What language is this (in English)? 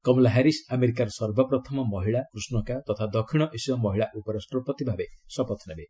Odia